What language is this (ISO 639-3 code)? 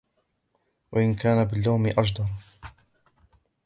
ara